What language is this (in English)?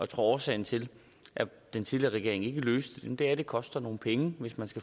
Danish